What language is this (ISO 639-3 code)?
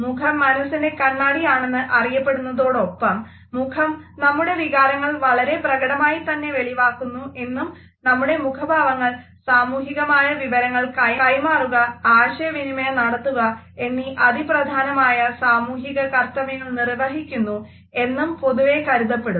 mal